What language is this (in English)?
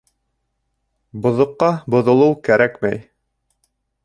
Bashkir